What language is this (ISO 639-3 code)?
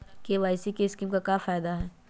mag